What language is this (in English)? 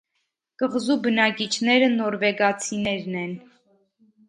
Armenian